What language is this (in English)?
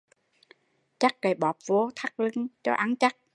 Vietnamese